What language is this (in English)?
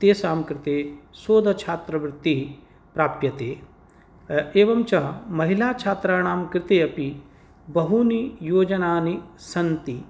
Sanskrit